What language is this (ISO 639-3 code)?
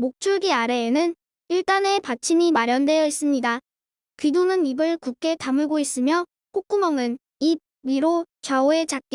kor